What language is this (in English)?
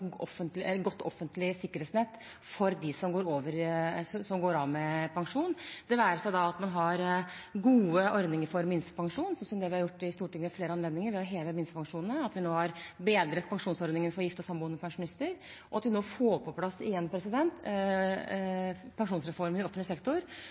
Norwegian Bokmål